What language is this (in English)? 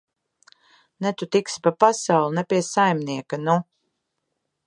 Latvian